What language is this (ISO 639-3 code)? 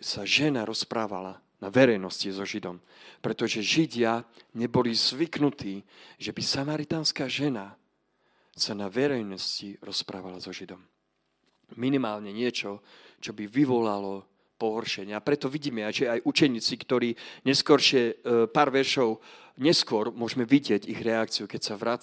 slk